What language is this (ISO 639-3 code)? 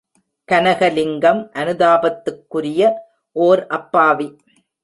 tam